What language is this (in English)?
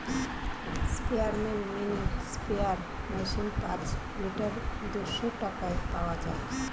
Bangla